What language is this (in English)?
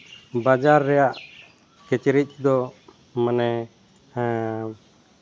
Santali